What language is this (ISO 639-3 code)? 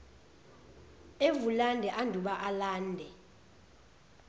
zul